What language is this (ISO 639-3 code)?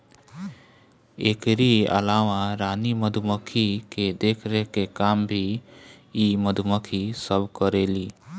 bho